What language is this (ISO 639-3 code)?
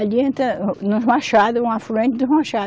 por